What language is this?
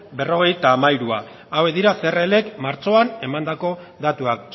Basque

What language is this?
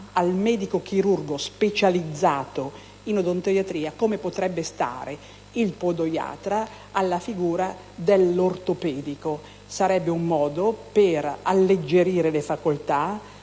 Italian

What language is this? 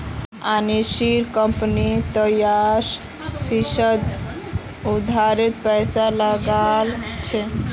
Magahi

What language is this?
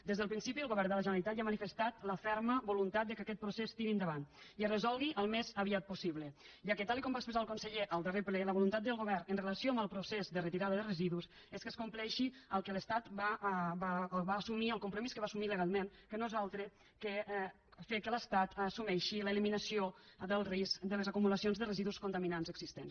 Catalan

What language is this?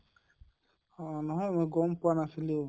Assamese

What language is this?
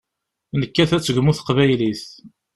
Kabyle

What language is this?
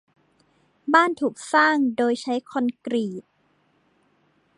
Thai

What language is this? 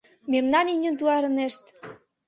Mari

